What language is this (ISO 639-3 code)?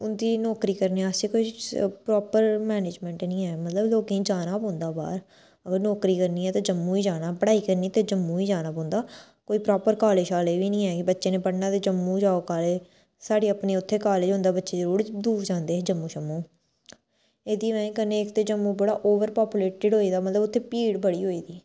doi